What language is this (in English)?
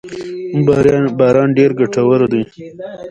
Pashto